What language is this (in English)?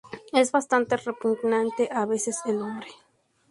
Spanish